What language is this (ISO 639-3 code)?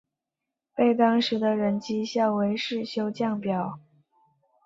zho